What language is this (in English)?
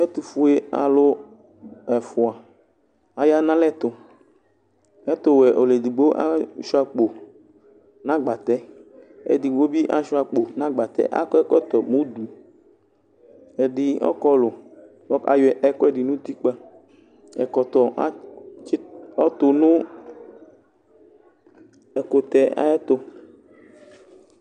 Ikposo